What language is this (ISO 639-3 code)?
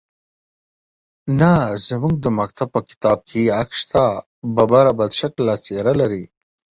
pus